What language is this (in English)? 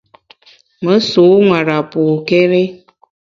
Bamun